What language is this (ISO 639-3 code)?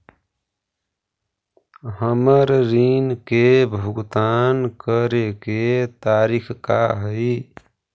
mag